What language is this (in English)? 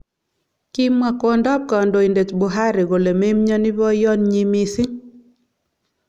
Kalenjin